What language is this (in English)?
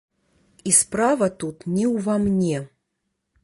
Belarusian